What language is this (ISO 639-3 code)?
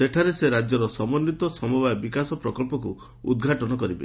ori